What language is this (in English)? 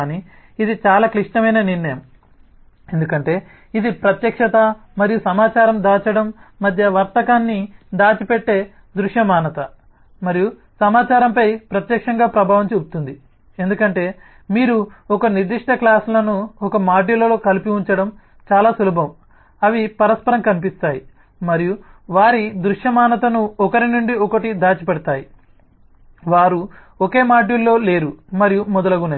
Telugu